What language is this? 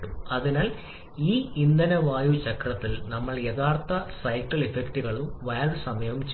Malayalam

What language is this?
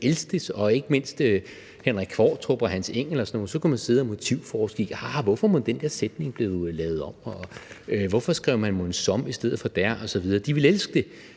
Danish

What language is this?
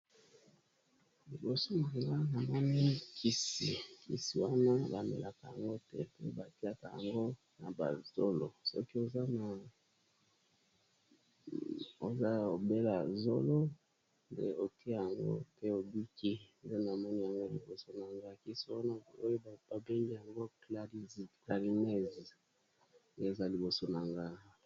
Lingala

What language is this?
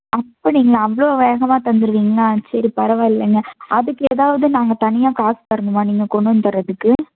Tamil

